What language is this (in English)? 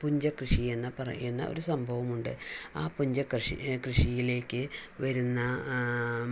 Malayalam